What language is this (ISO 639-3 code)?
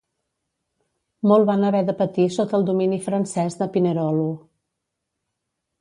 cat